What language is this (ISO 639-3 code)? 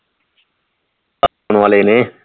pan